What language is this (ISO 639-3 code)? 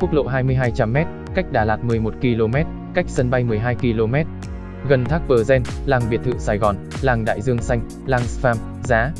vie